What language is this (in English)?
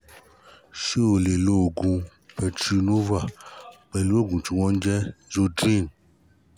Yoruba